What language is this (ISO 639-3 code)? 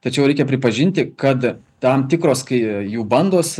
lit